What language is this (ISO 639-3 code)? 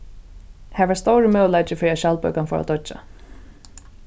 fao